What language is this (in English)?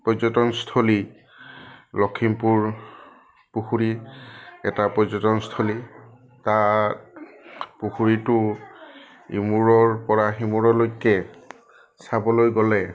Assamese